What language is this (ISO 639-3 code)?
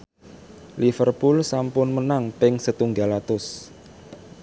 jav